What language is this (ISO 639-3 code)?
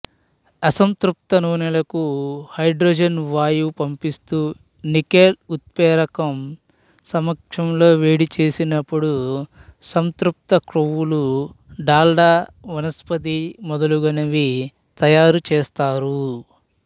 tel